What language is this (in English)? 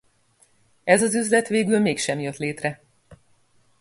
Hungarian